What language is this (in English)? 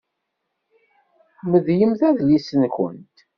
Kabyle